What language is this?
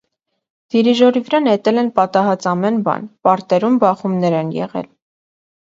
Armenian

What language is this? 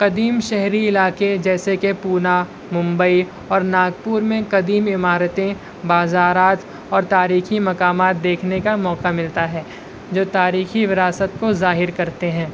Urdu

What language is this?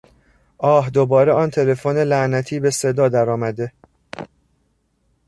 Persian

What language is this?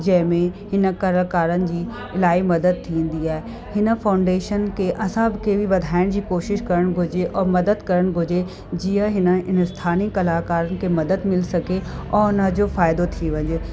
Sindhi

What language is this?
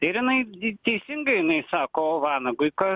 Lithuanian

